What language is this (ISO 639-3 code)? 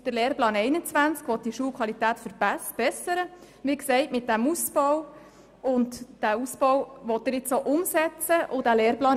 gsw